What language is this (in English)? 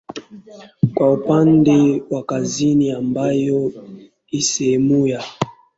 Swahili